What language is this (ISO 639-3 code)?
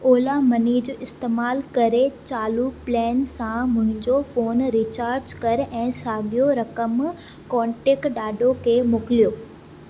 snd